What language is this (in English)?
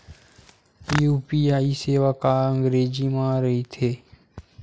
Chhattisgarhi